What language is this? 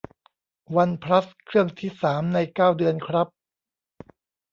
Thai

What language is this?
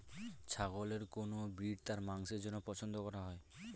Bangla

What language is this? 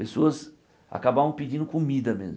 Portuguese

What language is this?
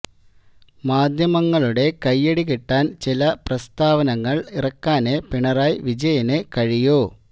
Malayalam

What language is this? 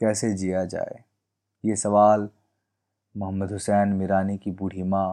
Hindi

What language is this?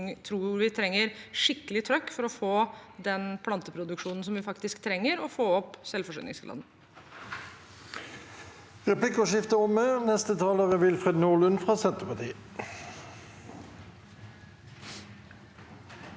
Norwegian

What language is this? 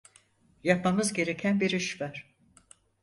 Turkish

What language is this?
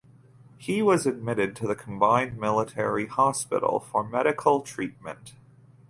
English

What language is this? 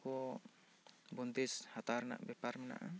Santali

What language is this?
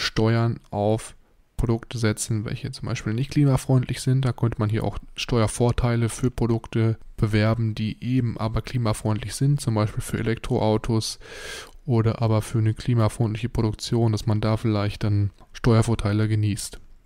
German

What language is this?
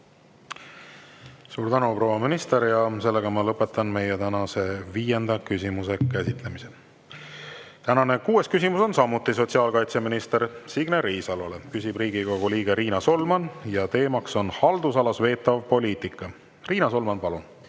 Estonian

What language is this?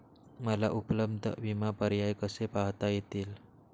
Marathi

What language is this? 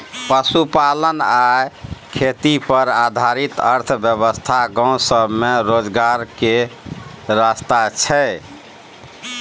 Maithili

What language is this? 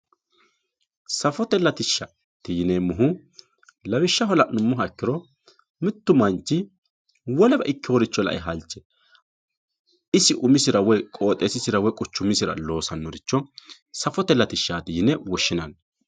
Sidamo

